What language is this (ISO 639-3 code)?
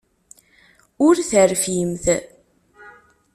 kab